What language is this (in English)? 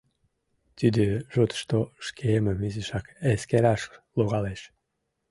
Mari